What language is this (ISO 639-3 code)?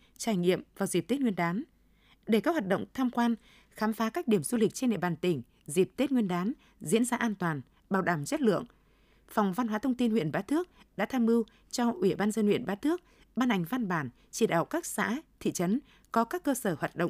vie